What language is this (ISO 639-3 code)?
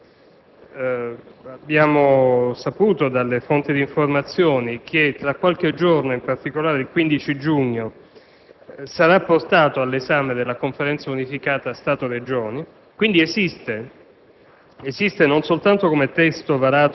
ita